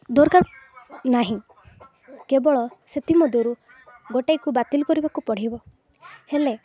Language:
Odia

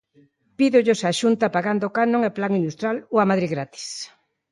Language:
Galician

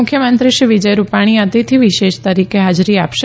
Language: Gujarati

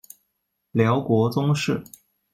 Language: Chinese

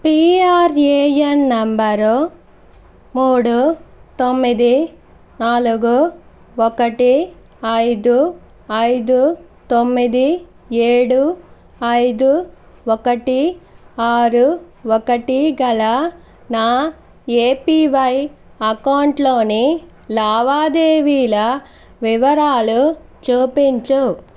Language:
Telugu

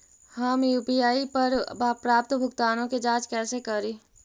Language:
Magahi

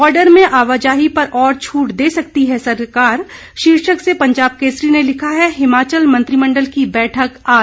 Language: Hindi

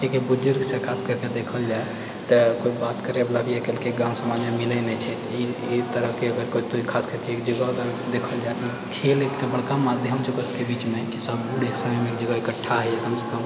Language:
Maithili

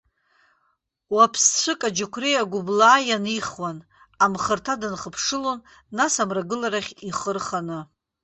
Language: Abkhazian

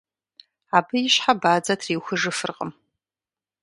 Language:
Kabardian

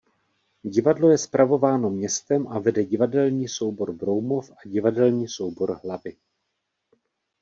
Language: Czech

